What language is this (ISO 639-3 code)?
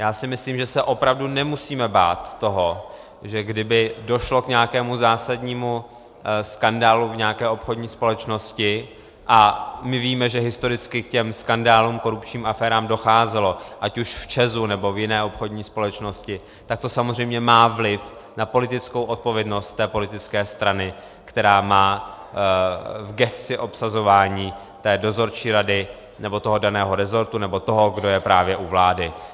ces